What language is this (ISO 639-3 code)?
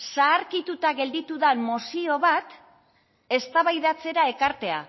eus